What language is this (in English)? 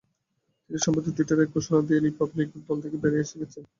Bangla